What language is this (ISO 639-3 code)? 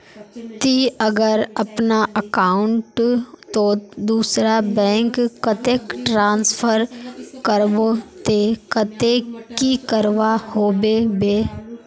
mag